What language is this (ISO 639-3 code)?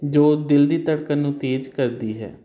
pan